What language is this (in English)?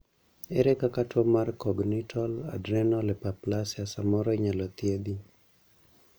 Luo (Kenya and Tanzania)